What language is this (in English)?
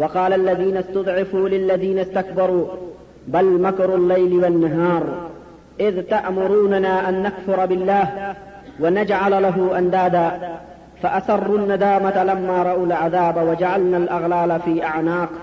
Urdu